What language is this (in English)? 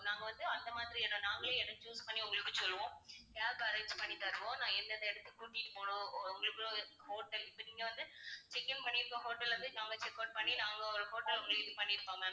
Tamil